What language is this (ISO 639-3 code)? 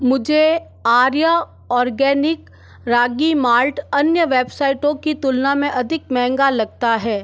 hin